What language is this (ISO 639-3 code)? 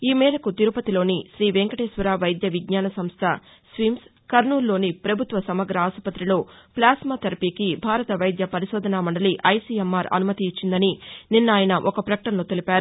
tel